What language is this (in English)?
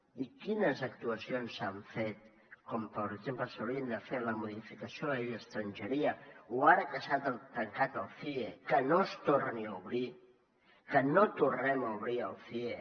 Catalan